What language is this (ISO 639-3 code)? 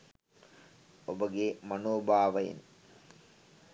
sin